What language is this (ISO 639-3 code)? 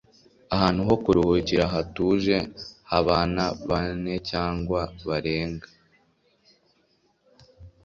kin